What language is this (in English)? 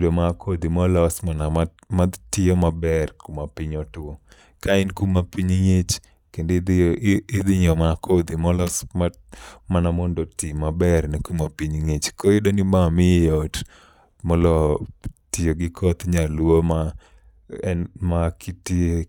Luo (Kenya and Tanzania)